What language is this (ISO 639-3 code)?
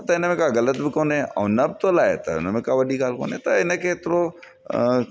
snd